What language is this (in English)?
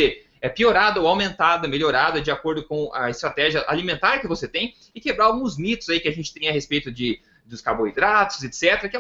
Portuguese